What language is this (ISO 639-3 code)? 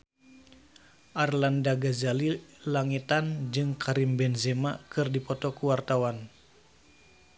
sun